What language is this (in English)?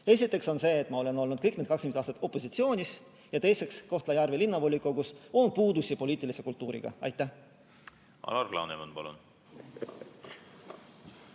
Estonian